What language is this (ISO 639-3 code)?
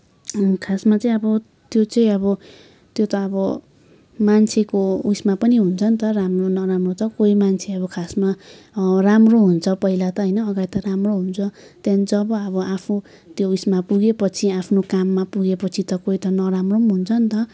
nep